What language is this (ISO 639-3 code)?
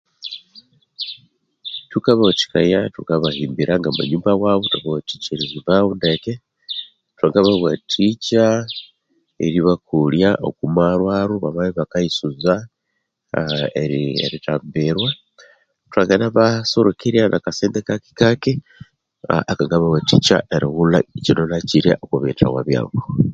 koo